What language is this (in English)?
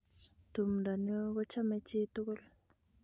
Kalenjin